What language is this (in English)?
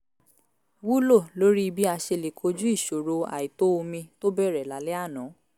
Yoruba